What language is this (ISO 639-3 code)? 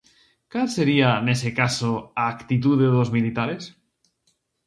glg